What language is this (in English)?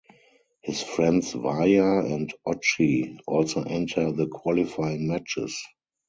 English